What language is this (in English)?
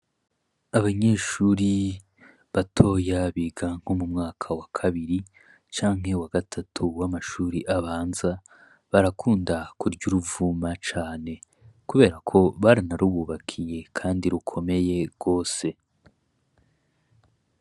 Rundi